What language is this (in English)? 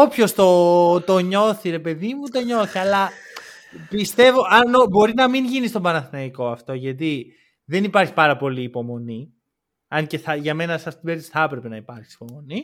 Greek